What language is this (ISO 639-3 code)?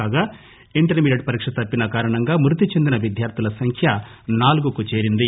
tel